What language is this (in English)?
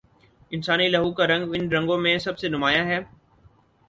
Urdu